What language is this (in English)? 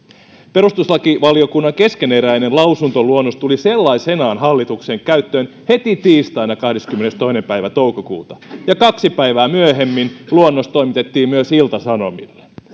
Finnish